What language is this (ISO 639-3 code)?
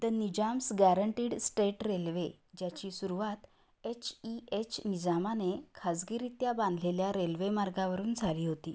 mar